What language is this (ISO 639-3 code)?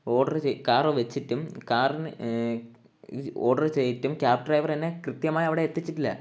mal